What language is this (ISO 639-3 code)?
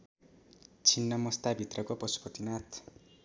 nep